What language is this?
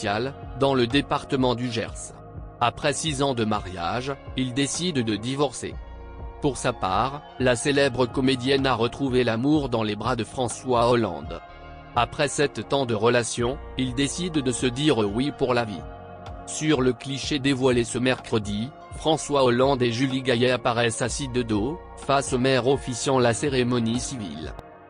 French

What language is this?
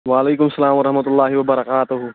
Kashmiri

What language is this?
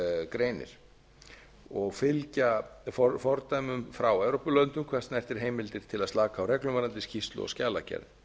Icelandic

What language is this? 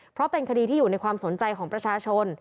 Thai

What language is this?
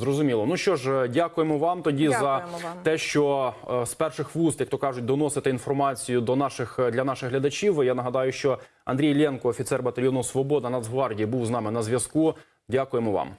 Ukrainian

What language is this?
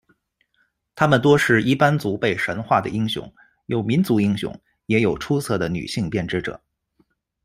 Chinese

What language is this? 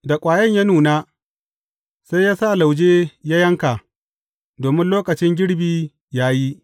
Hausa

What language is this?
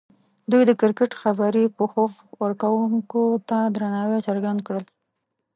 Pashto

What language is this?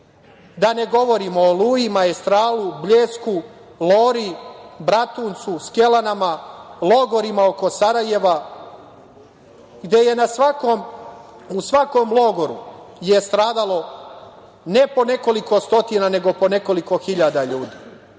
Serbian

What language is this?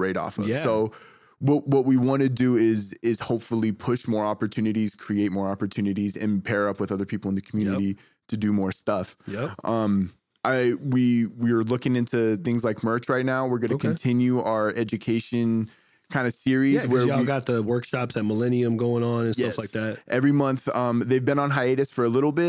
English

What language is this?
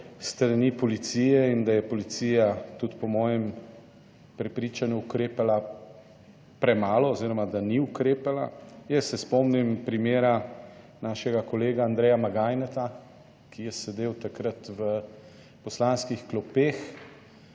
Slovenian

